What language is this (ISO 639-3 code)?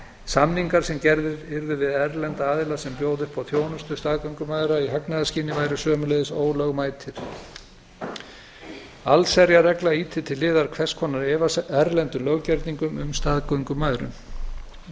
isl